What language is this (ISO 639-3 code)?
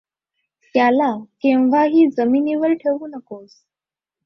mar